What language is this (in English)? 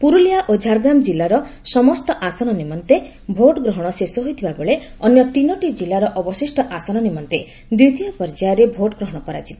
Odia